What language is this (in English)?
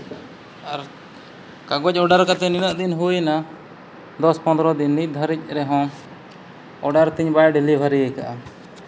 Santali